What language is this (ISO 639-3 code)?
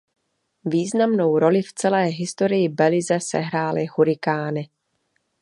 ces